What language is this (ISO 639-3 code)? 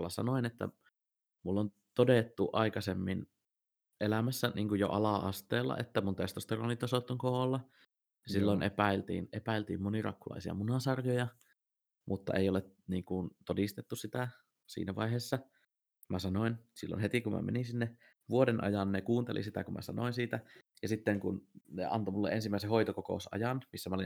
fin